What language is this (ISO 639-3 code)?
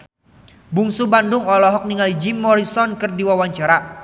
sun